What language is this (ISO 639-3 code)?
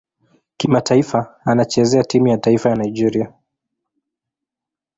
swa